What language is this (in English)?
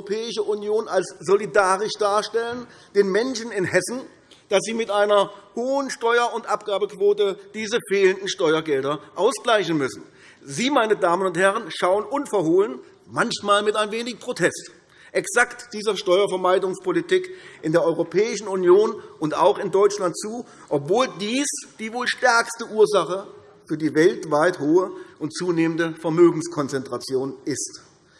German